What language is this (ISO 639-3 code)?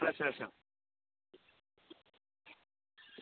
doi